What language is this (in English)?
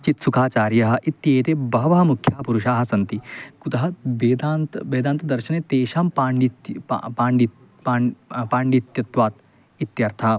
Sanskrit